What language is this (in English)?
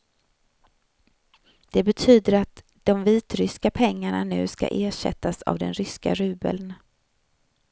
Swedish